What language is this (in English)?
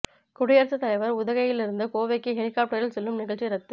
Tamil